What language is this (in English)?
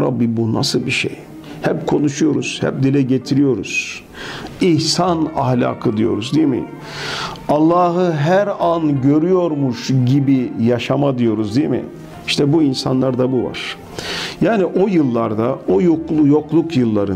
Turkish